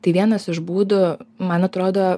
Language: Lithuanian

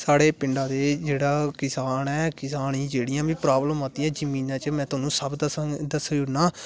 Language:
Dogri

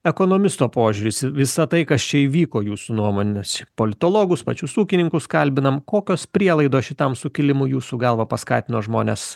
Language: Lithuanian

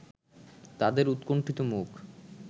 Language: Bangla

